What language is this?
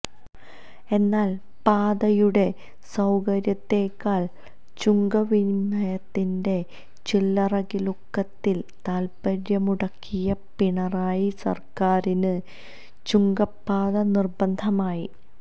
Malayalam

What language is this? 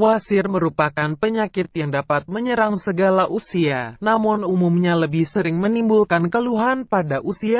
Indonesian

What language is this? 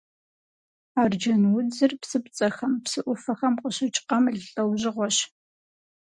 Kabardian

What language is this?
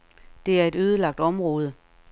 Danish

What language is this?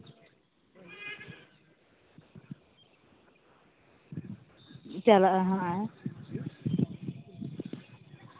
Santali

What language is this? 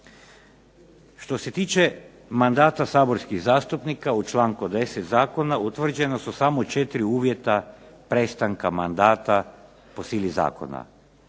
Croatian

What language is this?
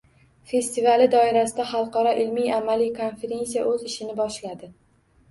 Uzbek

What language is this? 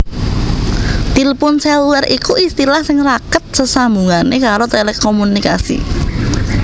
Javanese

